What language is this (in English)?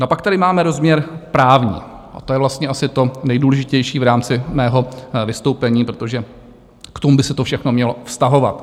Czech